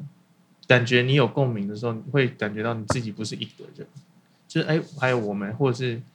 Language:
Chinese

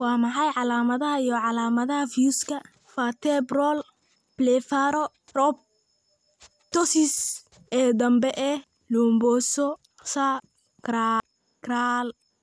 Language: Somali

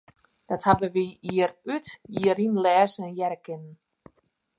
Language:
Western Frisian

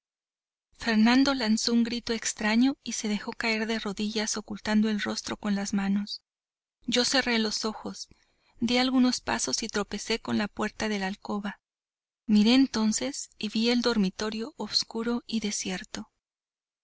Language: Spanish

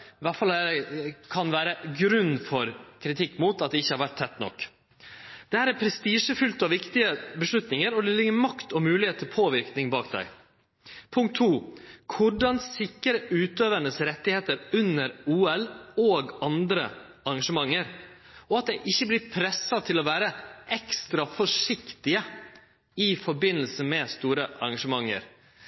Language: Norwegian Nynorsk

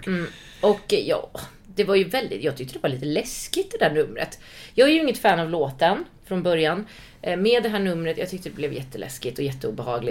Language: Swedish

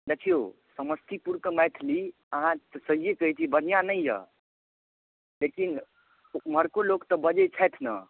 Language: Maithili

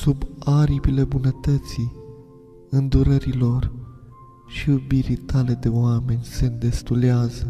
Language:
Romanian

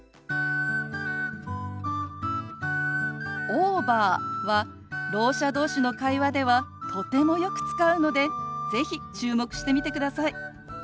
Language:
Japanese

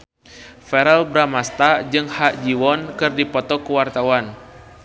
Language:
Sundanese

